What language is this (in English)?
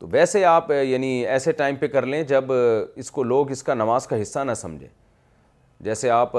Urdu